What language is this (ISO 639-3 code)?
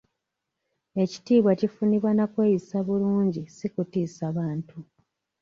lug